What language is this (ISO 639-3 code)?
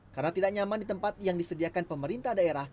ind